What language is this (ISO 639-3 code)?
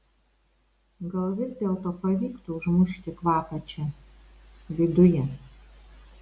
lit